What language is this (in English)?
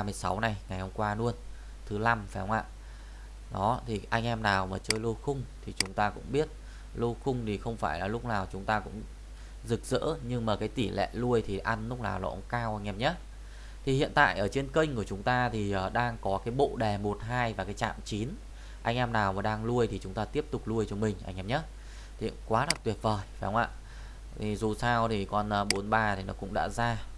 Vietnamese